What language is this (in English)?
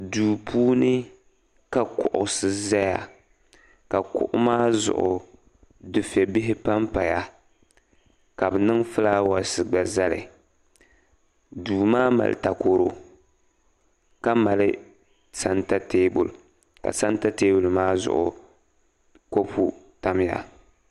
Dagbani